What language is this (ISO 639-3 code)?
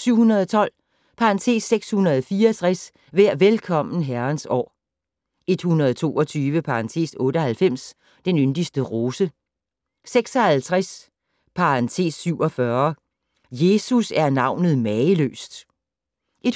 dan